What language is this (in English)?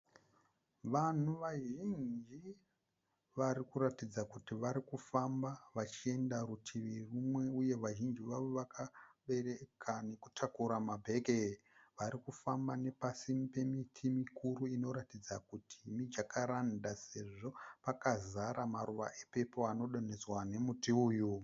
Shona